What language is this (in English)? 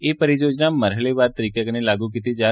Dogri